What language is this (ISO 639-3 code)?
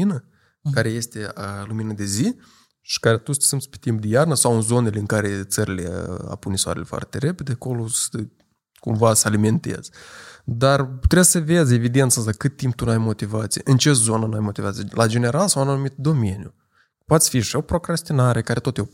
ron